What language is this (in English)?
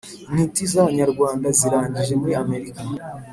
Kinyarwanda